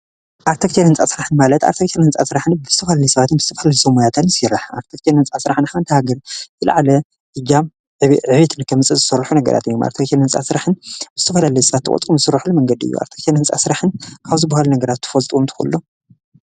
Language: Tigrinya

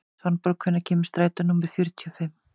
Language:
Icelandic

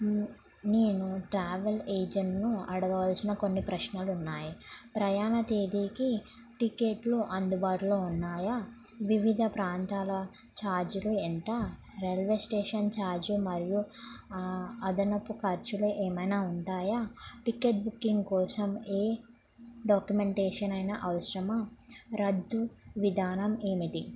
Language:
Telugu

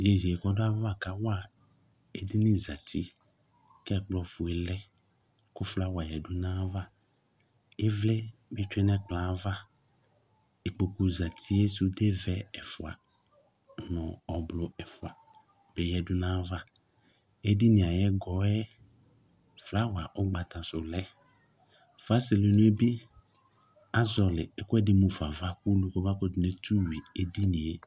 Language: Ikposo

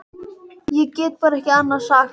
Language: Icelandic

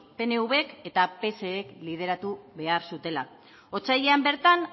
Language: Basque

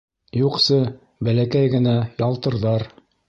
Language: Bashkir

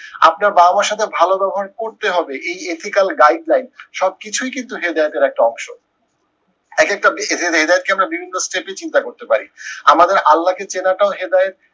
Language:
Bangla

